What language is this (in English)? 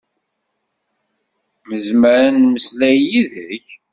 Kabyle